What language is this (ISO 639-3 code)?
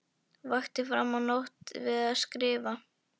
isl